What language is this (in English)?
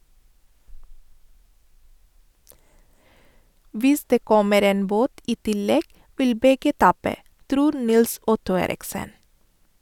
Norwegian